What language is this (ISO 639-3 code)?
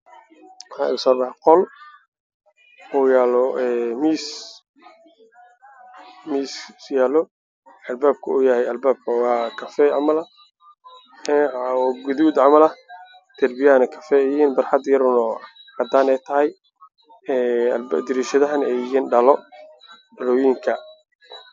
som